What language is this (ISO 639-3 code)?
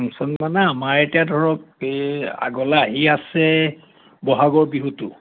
asm